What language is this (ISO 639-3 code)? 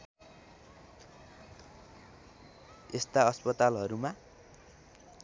nep